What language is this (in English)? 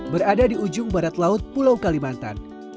Indonesian